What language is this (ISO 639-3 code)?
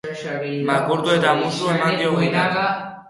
eus